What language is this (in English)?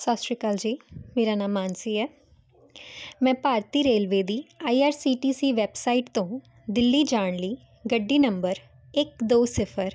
Punjabi